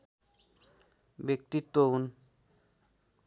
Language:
Nepali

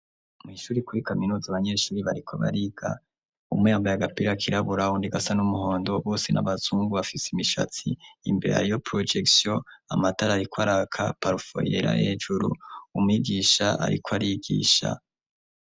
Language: Rundi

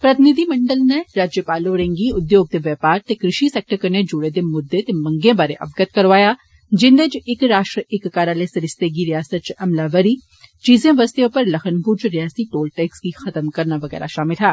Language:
Dogri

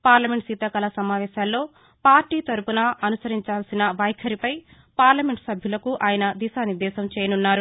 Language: Telugu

